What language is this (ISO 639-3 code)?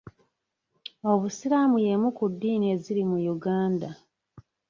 lug